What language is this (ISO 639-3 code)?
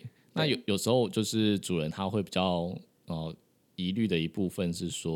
zho